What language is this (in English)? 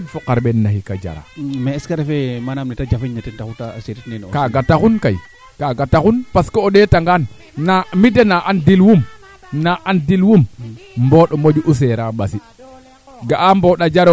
Serer